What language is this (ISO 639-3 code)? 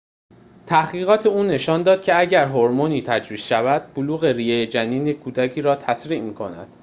fas